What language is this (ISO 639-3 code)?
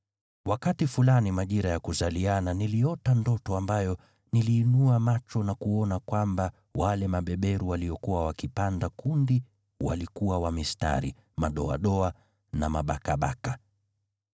swa